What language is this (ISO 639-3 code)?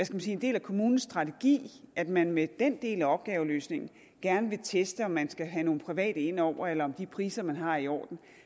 dan